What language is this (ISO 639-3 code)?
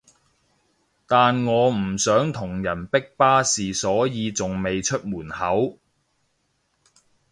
yue